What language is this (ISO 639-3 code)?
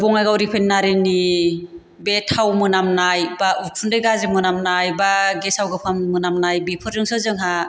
brx